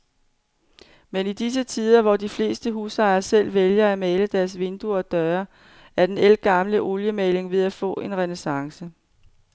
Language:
Danish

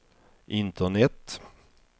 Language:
Swedish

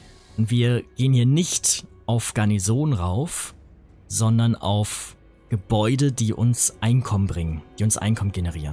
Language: German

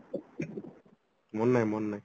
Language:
Odia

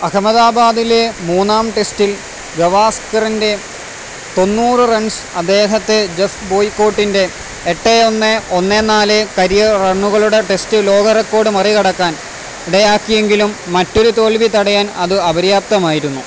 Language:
Malayalam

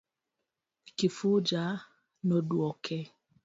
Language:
Luo (Kenya and Tanzania)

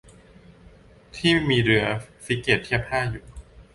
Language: Thai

